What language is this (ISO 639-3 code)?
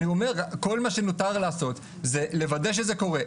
heb